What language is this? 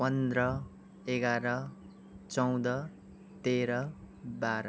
Nepali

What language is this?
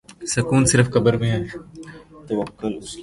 Urdu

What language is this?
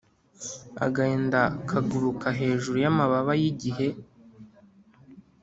Kinyarwanda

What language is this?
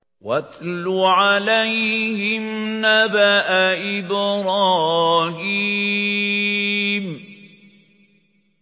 Arabic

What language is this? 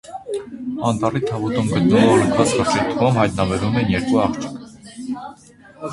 Armenian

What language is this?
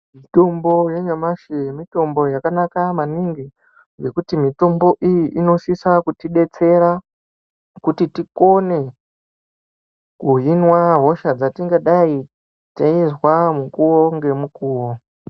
Ndau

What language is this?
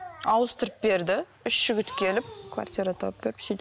Kazakh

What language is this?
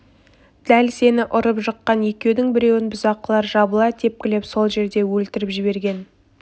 Kazakh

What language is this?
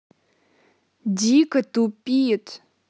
Russian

